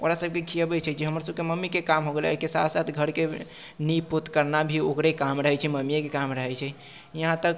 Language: Maithili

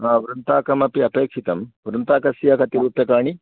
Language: Sanskrit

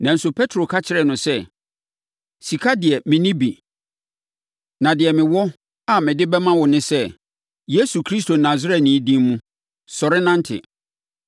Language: Akan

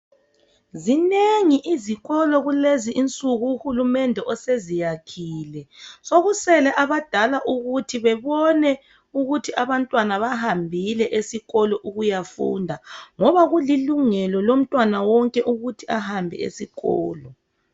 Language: North Ndebele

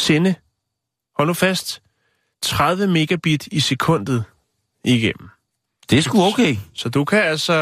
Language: Danish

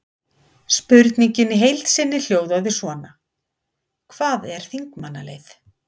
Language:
Icelandic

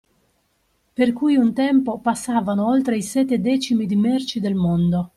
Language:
Italian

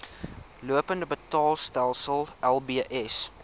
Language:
Afrikaans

